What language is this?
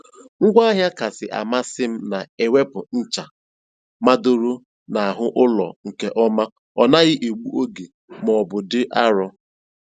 Igbo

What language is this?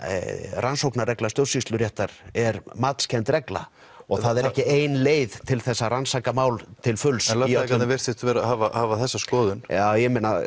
Icelandic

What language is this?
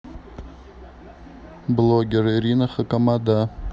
Russian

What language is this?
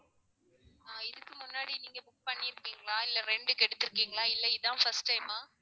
Tamil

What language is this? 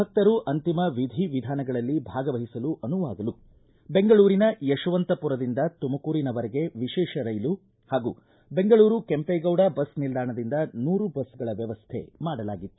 Kannada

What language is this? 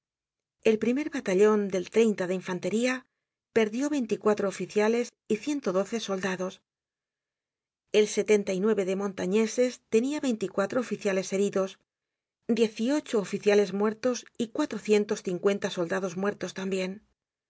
Spanish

